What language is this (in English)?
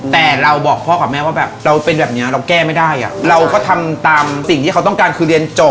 Thai